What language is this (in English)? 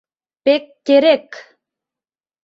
Mari